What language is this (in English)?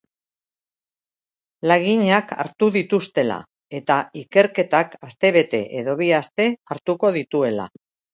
Basque